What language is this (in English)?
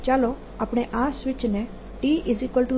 Gujarati